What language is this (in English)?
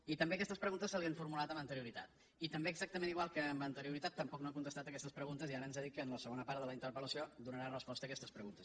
Catalan